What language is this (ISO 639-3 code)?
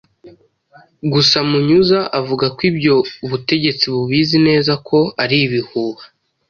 kin